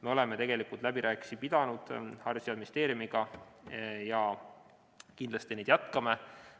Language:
Estonian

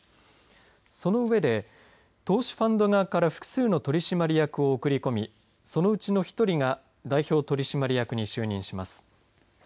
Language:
Japanese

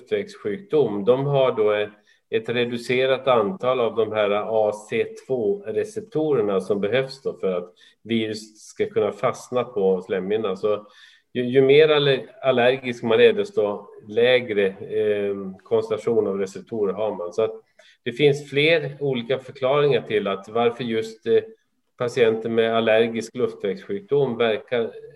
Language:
Swedish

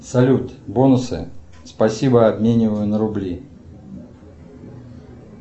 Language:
Russian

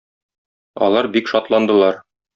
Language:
Tatar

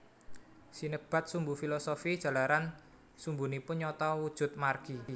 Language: Javanese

